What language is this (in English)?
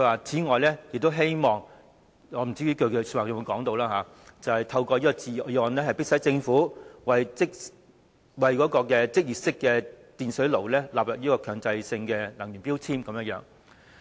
Cantonese